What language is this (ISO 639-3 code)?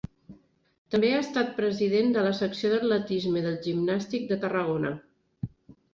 cat